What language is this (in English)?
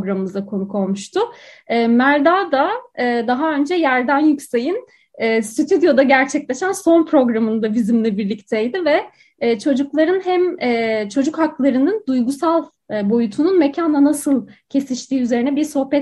Turkish